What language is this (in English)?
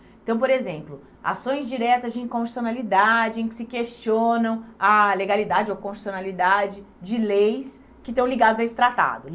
Portuguese